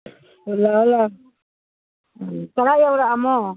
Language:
Manipuri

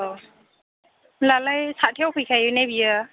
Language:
Bodo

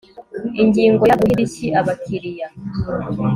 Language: Kinyarwanda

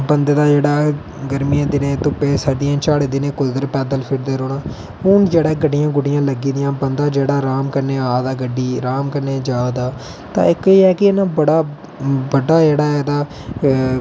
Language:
Dogri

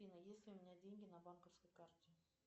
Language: Russian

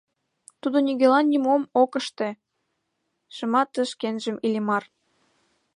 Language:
Mari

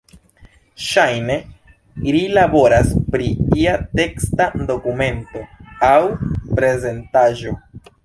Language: Esperanto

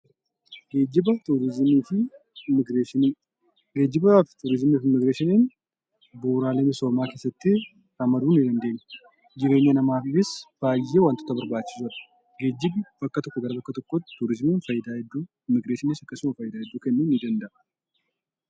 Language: Oromo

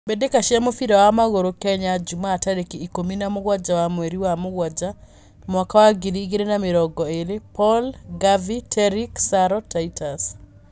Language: Kikuyu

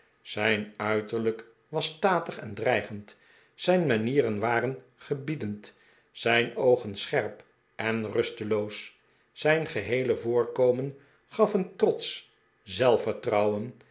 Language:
Dutch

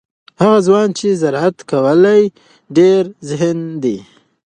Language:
Pashto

